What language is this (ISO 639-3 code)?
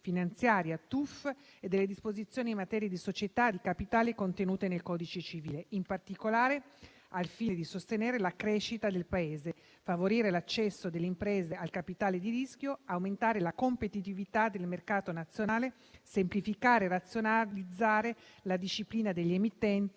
ita